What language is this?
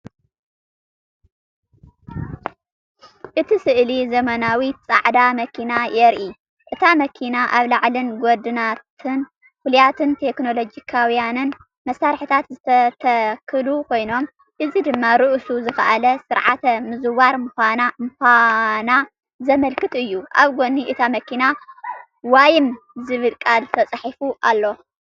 Tigrinya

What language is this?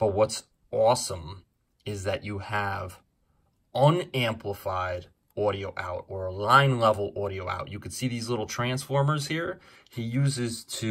English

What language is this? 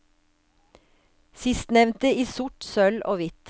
Norwegian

